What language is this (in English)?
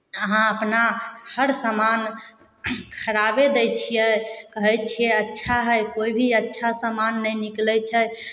Maithili